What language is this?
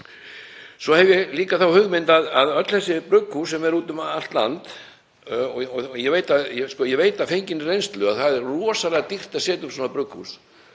Icelandic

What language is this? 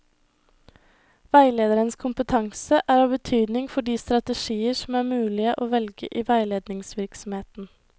Norwegian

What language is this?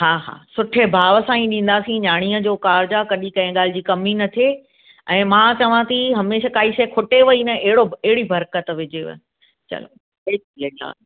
Sindhi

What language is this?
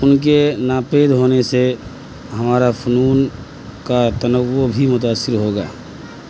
Urdu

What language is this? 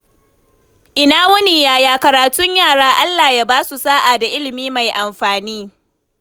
Hausa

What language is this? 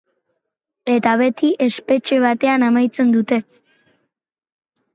Basque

